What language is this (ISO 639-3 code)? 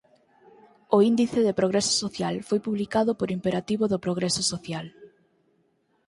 glg